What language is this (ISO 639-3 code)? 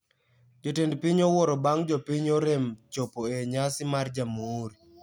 luo